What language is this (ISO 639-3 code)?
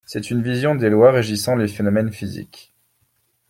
fra